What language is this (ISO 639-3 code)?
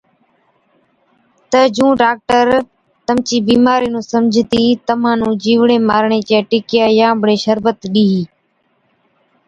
odk